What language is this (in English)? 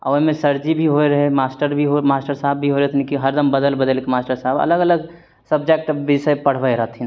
Maithili